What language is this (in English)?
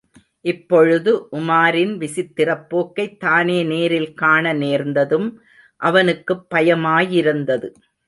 Tamil